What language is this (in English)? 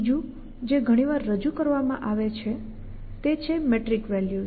Gujarati